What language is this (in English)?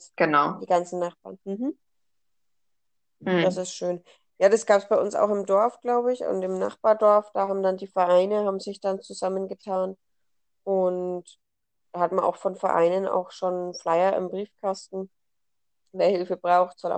German